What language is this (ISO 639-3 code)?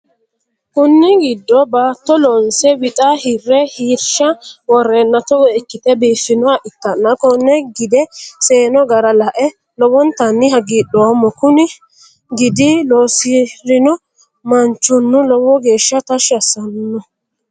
sid